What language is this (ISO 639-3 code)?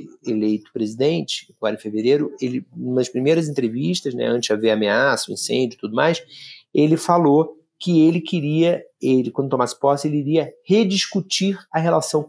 por